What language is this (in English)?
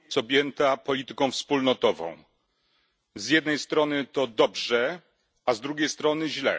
Polish